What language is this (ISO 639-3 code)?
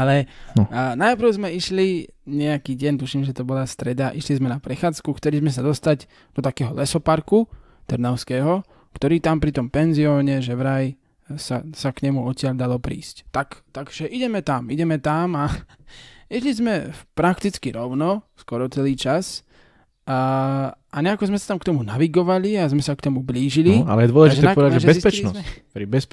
slk